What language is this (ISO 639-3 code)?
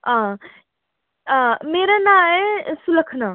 doi